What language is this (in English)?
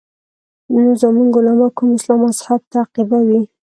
Pashto